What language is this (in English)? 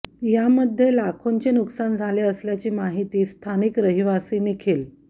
Marathi